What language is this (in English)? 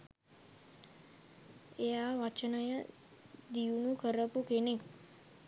Sinhala